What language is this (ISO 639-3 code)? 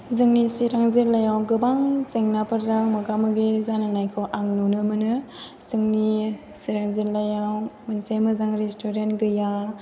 brx